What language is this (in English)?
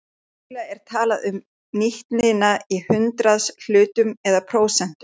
Icelandic